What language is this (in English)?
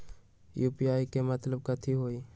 Magahi